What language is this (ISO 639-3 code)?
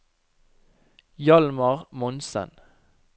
nor